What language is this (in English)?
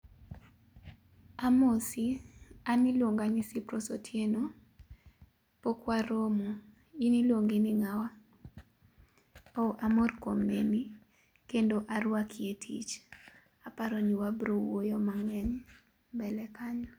Luo (Kenya and Tanzania)